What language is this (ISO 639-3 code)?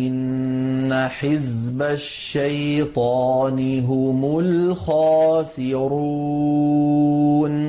ara